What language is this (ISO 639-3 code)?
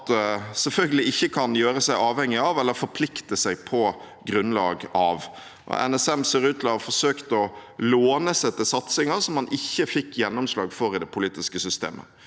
nor